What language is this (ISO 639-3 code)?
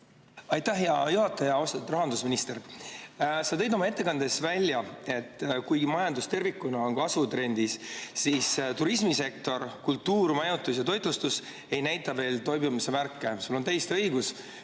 est